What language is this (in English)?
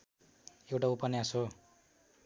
Nepali